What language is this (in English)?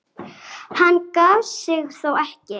Icelandic